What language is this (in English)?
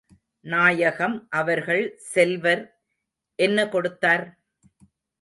Tamil